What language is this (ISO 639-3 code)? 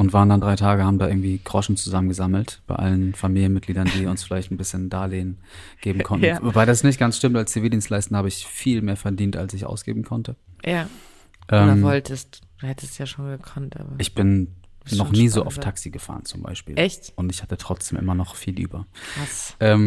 deu